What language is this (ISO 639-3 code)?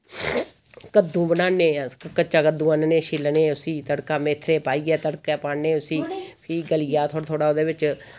doi